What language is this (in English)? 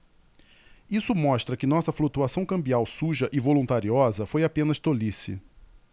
Portuguese